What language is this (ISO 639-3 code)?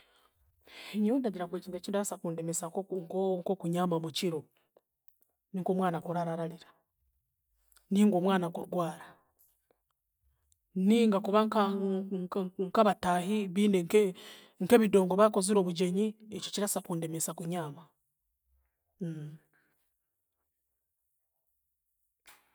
cgg